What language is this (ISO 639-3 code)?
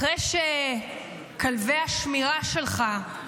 heb